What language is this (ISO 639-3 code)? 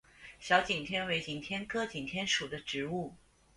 zho